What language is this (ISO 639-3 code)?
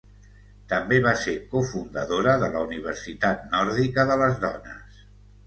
cat